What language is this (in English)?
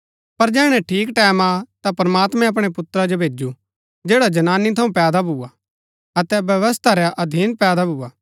Gaddi